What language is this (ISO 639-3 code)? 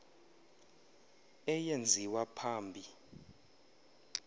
xho